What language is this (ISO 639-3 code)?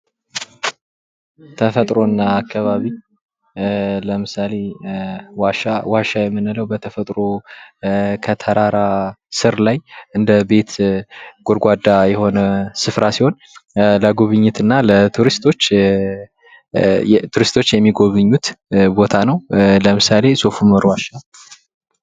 amh